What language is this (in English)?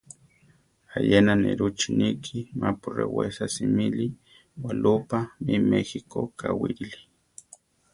Central Tarahumara